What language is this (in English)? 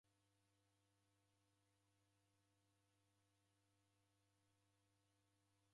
Taita